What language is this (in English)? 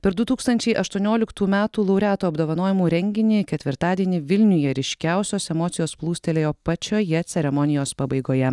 Lithuanian